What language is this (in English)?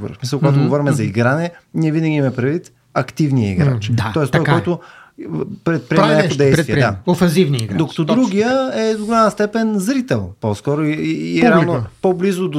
Bulgarian